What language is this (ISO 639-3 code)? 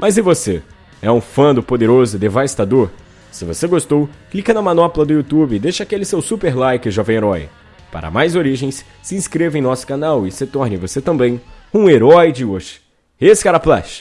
por